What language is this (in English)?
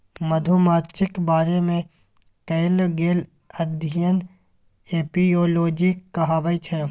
Maithili